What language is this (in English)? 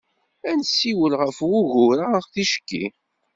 Kabyle